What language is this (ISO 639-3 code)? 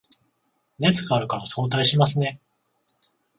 jpn